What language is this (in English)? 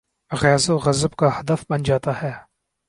Urdu